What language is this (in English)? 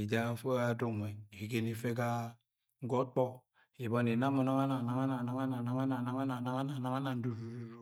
Agwagwune